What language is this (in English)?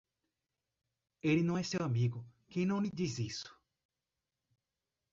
Portuguese